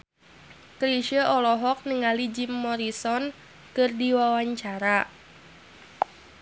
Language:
Sundanese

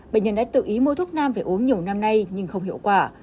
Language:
Vietnamese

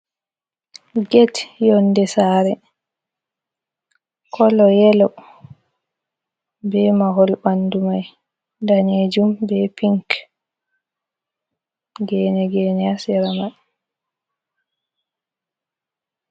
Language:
Fula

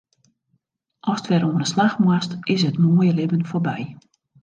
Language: Western Frisian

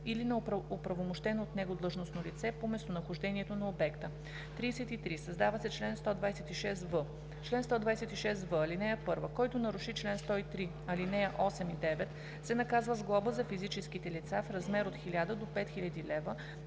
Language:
Bulgarian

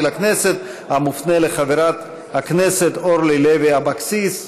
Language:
Hebrew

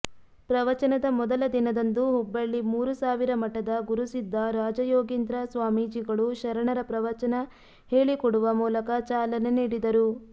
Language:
Kannada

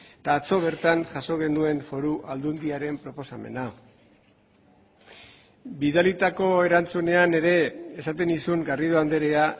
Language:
Basque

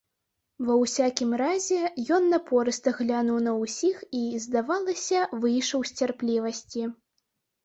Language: Belarusian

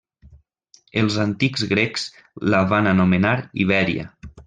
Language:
Catalan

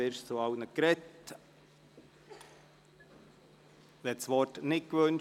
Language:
Swiss German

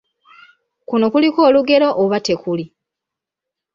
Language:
Ganda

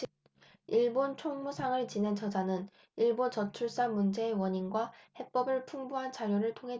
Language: Korean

